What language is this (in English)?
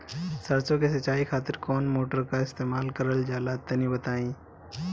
Bhojpuri